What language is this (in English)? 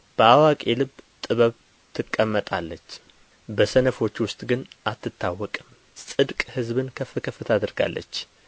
Amharic